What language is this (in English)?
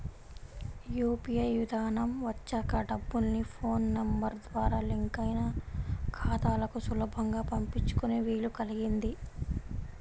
Telugu